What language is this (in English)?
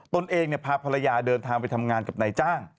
Thai